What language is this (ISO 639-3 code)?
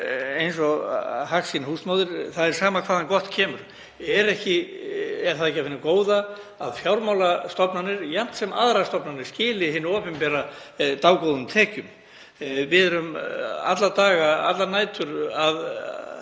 isl